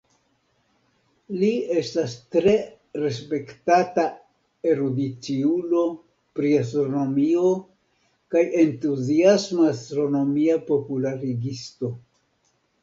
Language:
Esperanto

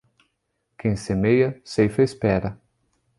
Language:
Portuguese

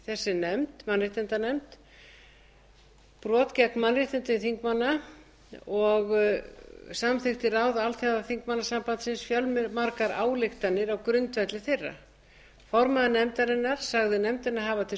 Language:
Icelandic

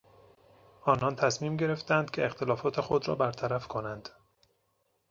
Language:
Persian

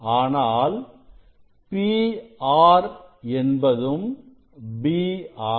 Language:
Tamil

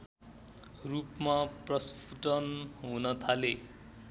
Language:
Nepali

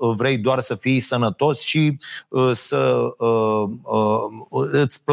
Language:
Romanian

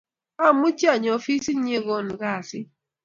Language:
Kalenjin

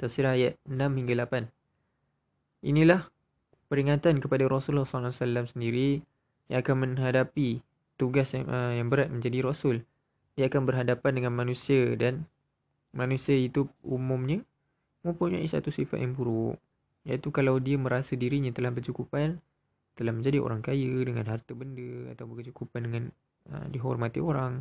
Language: Malay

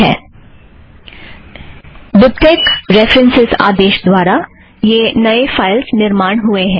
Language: Hindi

